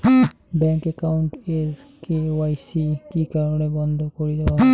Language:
Bangla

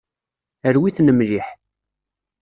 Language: Kabyle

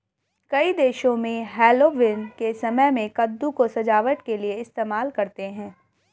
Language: Hindi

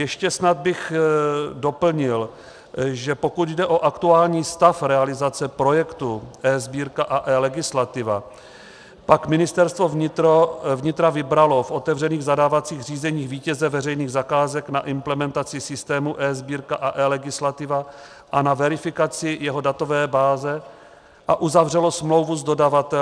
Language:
Czech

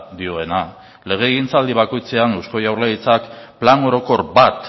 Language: Basque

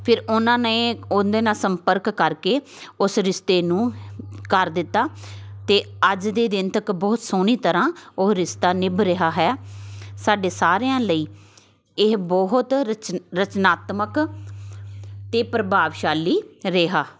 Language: Punjabi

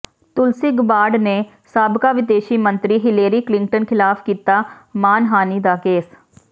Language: Punjabi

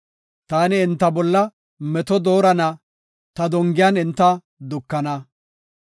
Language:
Gofa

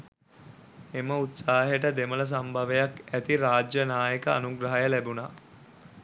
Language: Sinhala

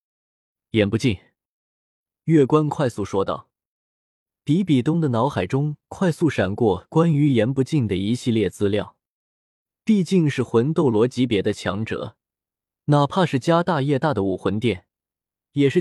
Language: Chinese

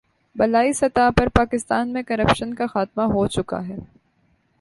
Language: Urdu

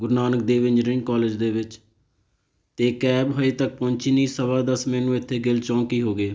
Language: Punjabi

